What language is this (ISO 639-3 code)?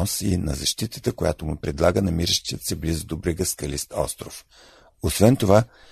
bul